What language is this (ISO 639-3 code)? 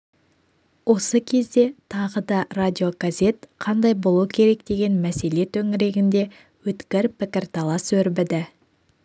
kaz